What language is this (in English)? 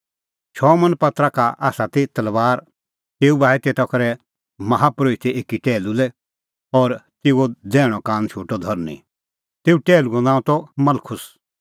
Kullu Pahari